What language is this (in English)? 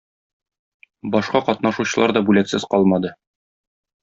Tatar